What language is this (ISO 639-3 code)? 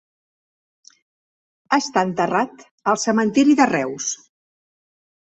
cat